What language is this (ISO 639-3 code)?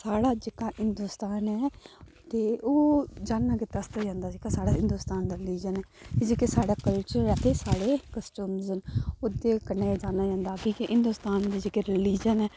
doi